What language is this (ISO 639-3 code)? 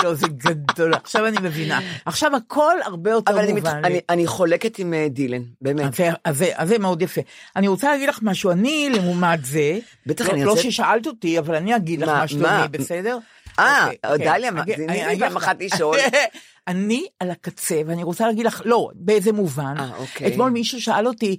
heb